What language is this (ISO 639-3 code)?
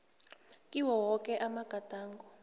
nbl